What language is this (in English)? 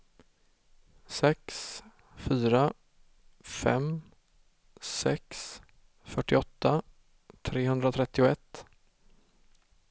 Swedish